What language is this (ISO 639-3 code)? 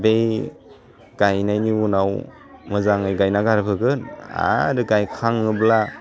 brx